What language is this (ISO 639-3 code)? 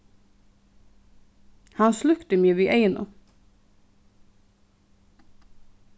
fao